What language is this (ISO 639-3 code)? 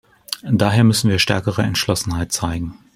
deu